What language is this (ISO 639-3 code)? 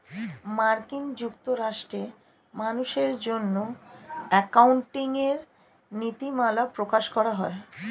ben